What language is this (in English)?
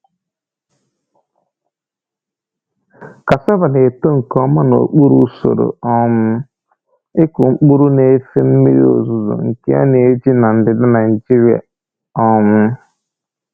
Igbo